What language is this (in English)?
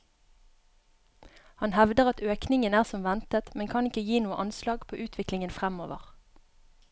Norwegian